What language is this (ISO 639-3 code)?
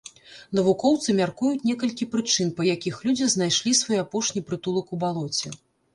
bel